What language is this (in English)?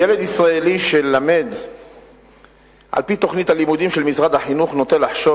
Hebrew